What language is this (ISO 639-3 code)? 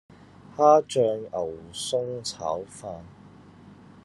yue